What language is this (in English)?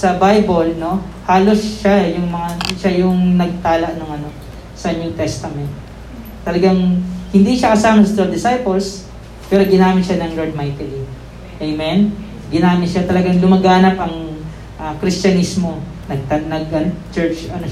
Filipino